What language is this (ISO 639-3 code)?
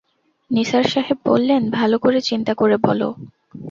ben